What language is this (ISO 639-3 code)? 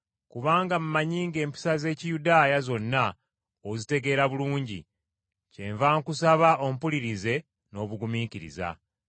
lug